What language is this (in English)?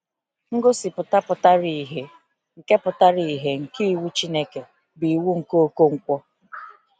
Igbo